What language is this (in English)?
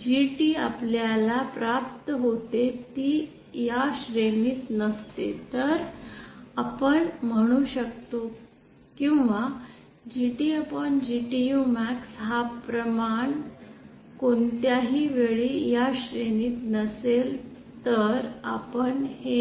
Marathi